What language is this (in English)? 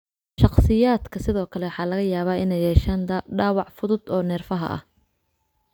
Somali